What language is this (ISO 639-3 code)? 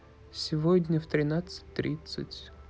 rus